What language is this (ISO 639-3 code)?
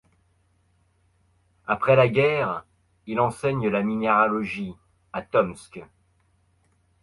fra